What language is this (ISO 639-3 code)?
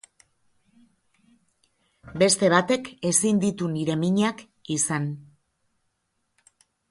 eus